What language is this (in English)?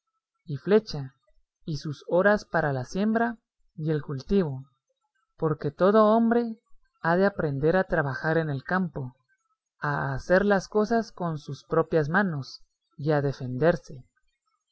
Spanish